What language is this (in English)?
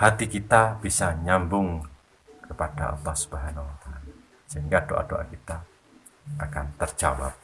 Indonesian